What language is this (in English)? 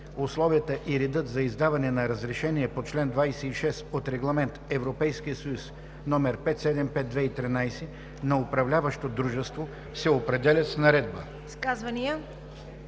Bulgarian